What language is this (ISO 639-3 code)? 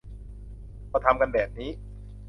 tha